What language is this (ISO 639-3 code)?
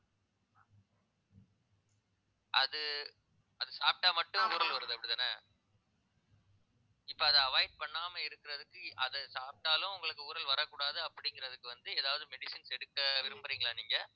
tam